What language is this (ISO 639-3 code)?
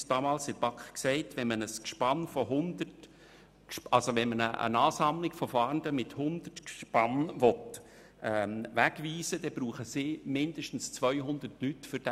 gsw